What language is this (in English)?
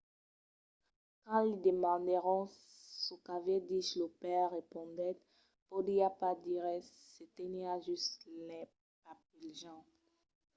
Occitan